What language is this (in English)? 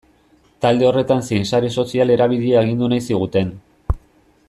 Basque